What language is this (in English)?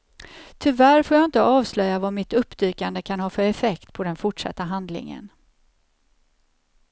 Swedish